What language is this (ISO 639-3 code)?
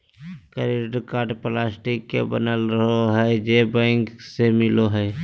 mag